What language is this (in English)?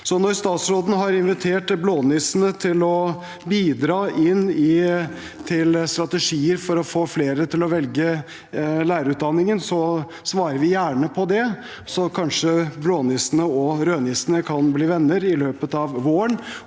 Norwegian